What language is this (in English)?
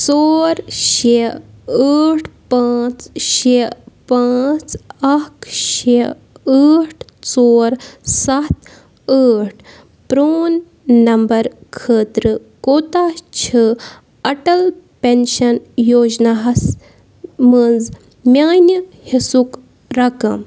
Kashmiri